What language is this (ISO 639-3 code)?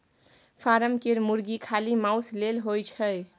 mai